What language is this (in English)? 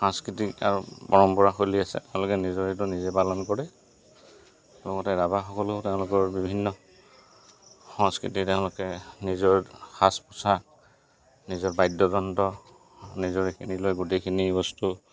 Assamese